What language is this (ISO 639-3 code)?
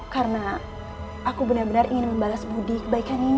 ind